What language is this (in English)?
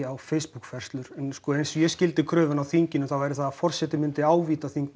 Icelandic